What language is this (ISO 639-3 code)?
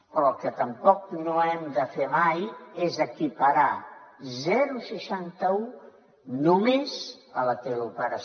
cat